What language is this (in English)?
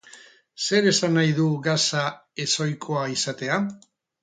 Basque